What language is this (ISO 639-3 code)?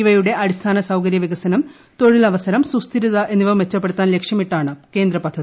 mal